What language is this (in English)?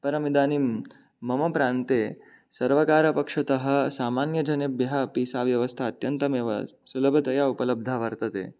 Sanskrit